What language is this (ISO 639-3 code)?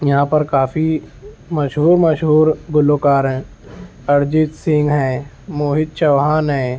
urd